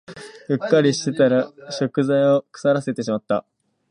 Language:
Japanese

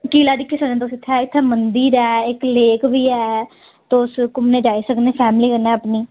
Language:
Dogri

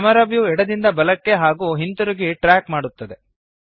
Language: Kannada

